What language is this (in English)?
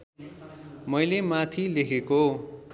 Nepali